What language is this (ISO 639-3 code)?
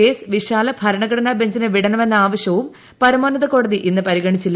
mal